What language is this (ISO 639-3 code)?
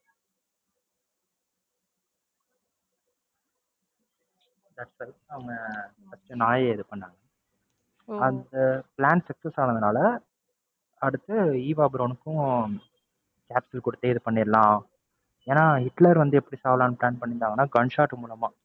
tam